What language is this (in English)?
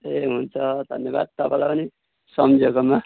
Nepali